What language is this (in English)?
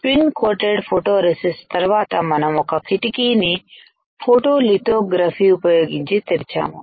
Telugu